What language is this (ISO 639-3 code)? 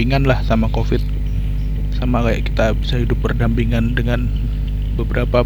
ind